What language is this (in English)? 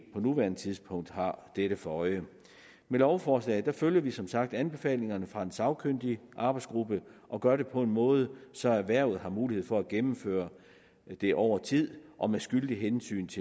Danish